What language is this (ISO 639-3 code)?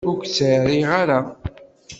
kab